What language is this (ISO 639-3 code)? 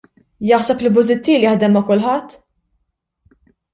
mlt